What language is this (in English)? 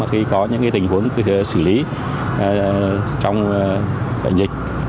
Vietnamese